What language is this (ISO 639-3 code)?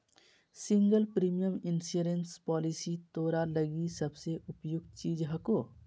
mag